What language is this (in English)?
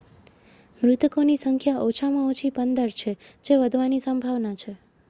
Gujarati